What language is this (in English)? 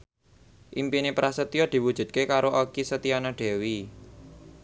Javanese